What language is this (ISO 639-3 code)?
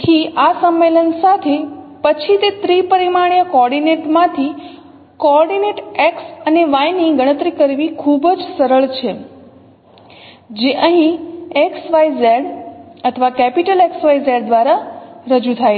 guj